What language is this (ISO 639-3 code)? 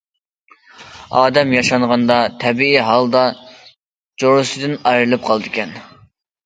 uig